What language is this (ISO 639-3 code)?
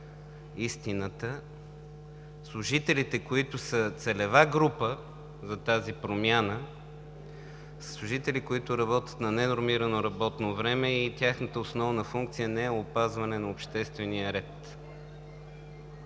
bul